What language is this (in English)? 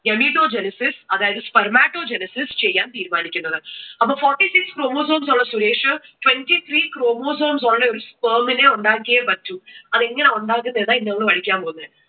Malayalam